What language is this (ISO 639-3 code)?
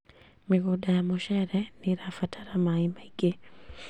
kik